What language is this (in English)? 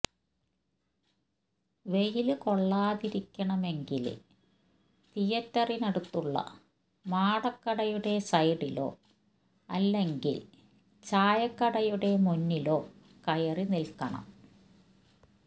Malayalam